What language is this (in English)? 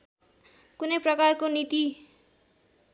Nepali